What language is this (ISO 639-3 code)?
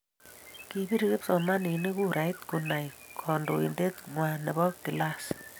kln